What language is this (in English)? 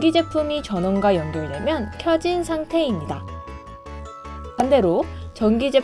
Korean